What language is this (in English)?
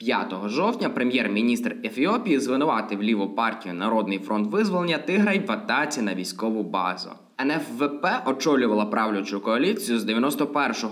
Ukrainian